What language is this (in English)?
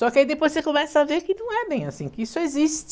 Portuguese